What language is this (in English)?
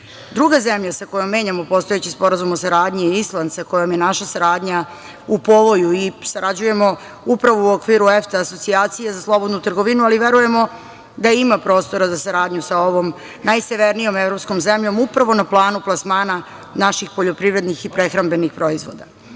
Serbian